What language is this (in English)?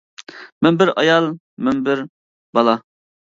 Uyghur